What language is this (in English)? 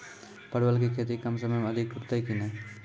Maithili